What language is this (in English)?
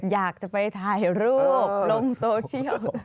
Thai